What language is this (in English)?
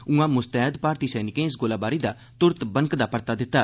Dogri